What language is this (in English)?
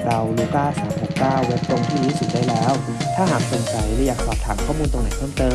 Thai